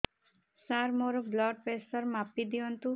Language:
Odia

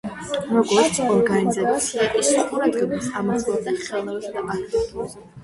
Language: Georgian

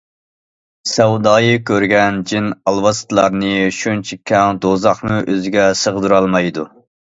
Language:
Uyghur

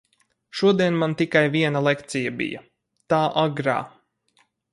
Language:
Latvian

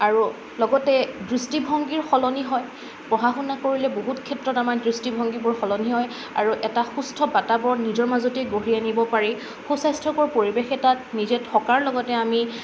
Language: Assamese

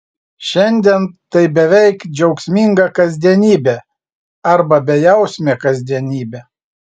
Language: Lithuanian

